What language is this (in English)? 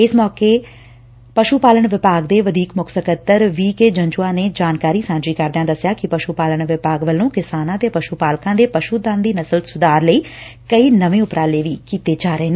Punjabi